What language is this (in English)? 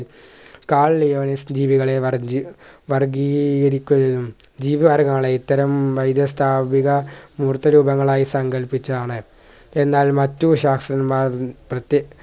Malayalam